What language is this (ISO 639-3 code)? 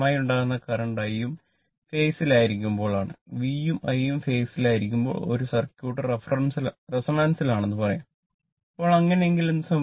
mal